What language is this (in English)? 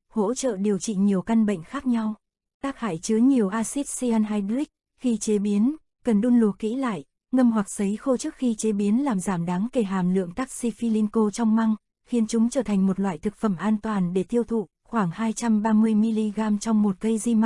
Vietnamese